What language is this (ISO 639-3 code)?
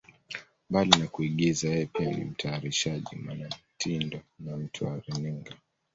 swa